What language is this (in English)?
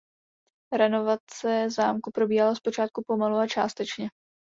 Czech